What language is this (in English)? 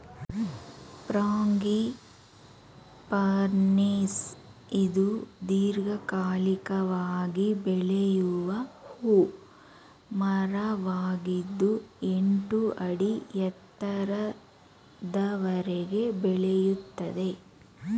Kannada